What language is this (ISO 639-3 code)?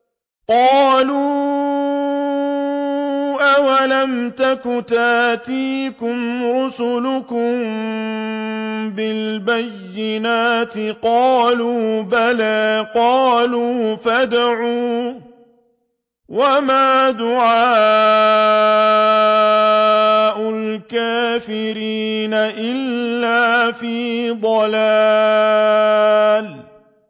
ara